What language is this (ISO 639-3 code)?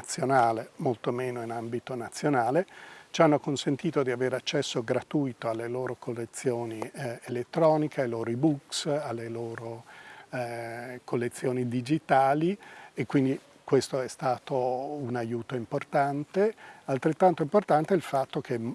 ita